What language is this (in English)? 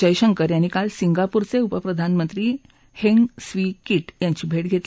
Marathi